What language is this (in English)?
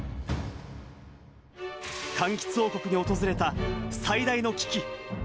Japanese